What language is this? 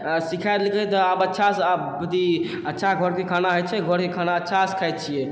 Maithili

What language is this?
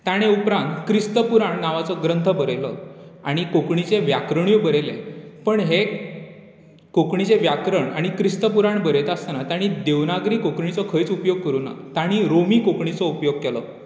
Konkani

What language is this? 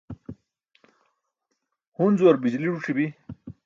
Burushaski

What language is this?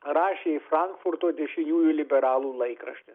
Lithuanian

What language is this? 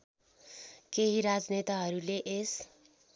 Nepali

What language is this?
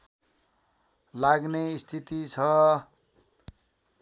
Nepali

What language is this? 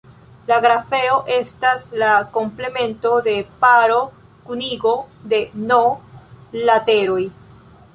Esperanto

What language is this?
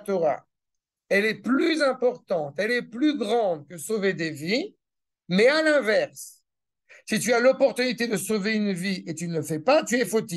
French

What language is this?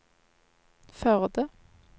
Norwegian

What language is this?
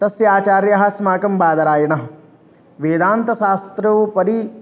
Sanskrit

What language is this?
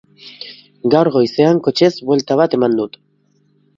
Basque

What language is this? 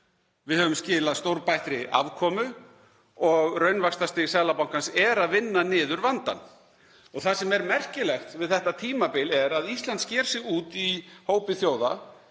Icelandic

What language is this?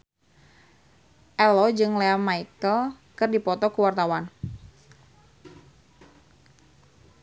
Sundanese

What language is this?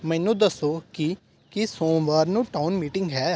Punjabi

